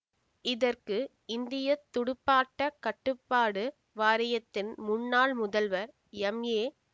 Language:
Tamil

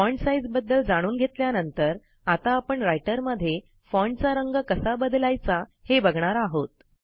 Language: Marathi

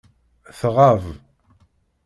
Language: Kabyle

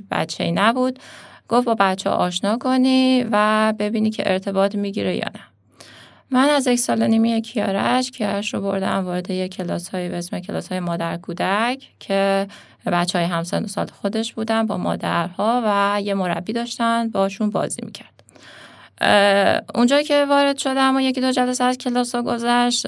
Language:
Persian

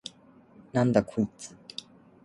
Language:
Japanese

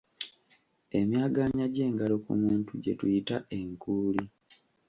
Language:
Ganda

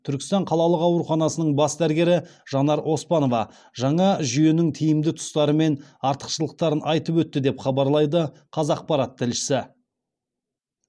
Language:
Kazakh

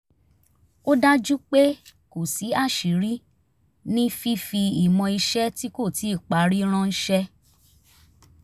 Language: Yoruba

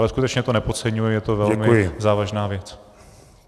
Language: Czech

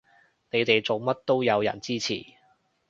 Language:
Cantonese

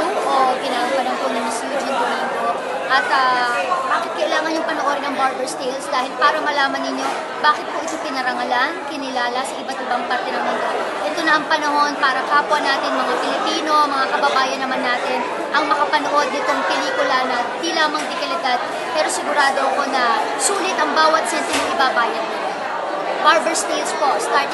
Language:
Filipino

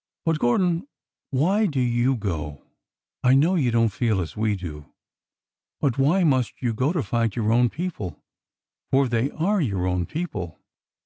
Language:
English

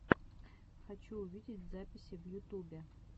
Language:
Russian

